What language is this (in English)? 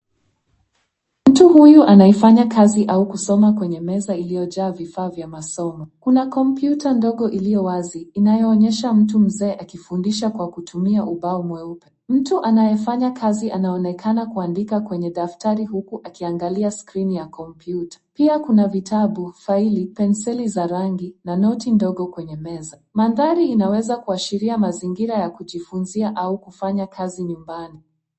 Swahili